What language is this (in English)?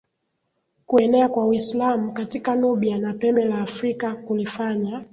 Swahili